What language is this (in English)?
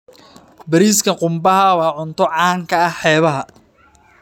Somali